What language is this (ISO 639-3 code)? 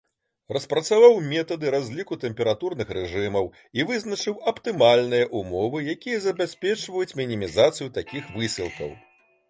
bel